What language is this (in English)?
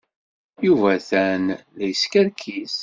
Kabyle